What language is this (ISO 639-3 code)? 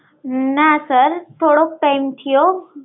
guj